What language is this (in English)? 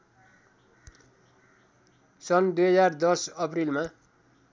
Nepali